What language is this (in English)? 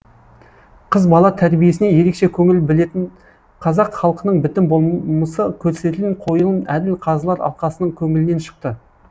Kazakh